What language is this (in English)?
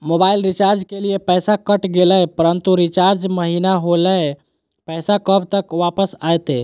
Magahi